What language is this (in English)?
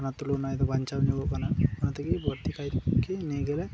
Santali